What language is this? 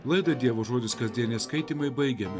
Lithuanian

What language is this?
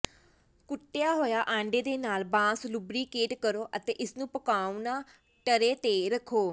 Punjabi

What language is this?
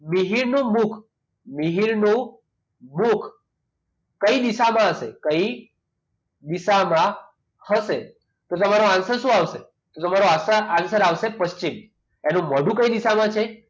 Gujarati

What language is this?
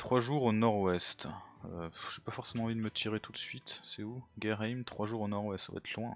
French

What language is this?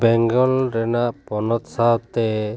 Santali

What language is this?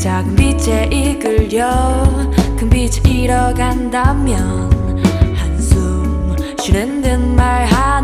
Korean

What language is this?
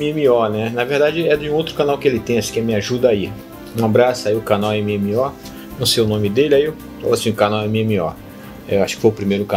Portuguese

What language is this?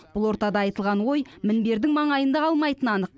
Kazakh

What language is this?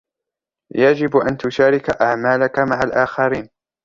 Arabic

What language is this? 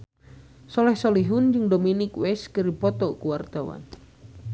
Sundanese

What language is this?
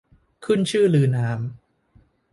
Thai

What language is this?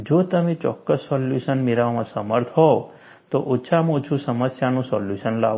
Gujarati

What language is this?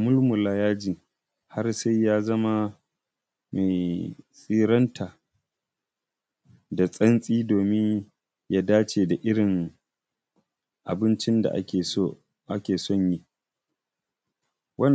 Hausa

